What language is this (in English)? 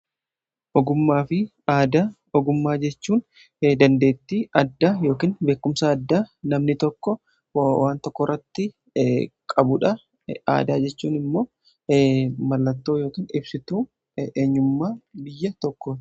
Oromo